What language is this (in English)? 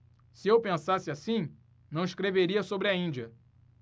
Portuguese